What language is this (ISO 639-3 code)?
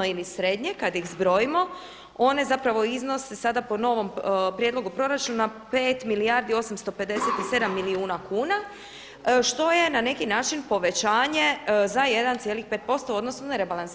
hrv